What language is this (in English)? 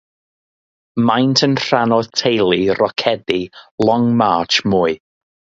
Welsh